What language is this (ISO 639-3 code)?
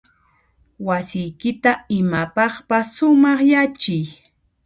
qxp